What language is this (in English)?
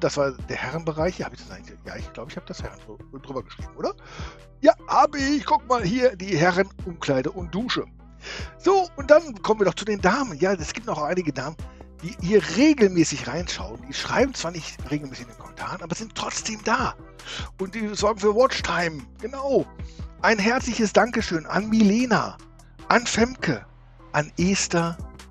German